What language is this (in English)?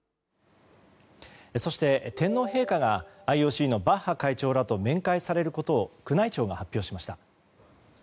Japanese